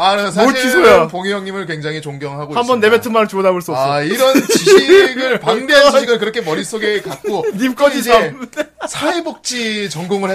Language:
Korean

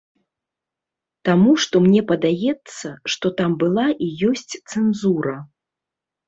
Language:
Belarusian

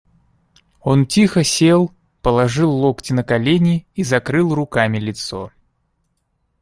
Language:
Russian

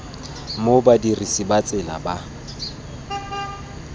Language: Tswana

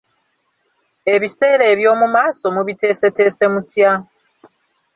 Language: Ganda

